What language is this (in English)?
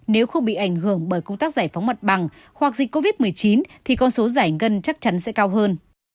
Vietnamese